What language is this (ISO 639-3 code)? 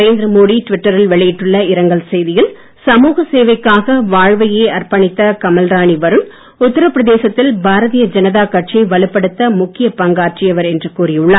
tam